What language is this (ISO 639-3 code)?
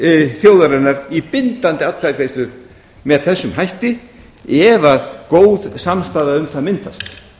isl